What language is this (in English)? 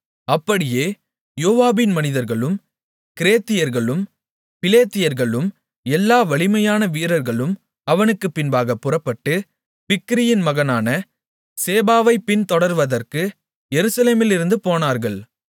Tamil